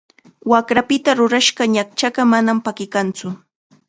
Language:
Chiquián Ancash Quechua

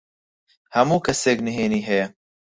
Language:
Central Kurdish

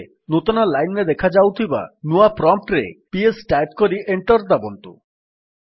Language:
Odia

